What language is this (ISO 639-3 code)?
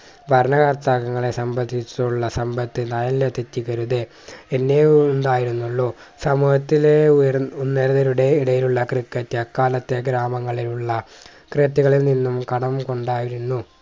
mal